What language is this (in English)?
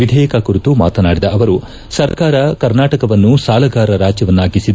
Kannada